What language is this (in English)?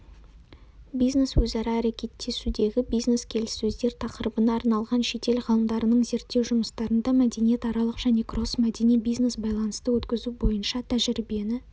Kazakh